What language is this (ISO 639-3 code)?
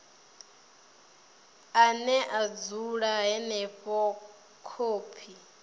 ven